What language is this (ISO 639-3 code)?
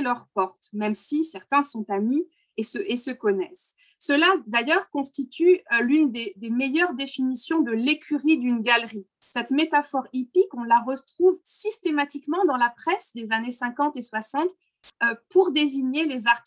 fra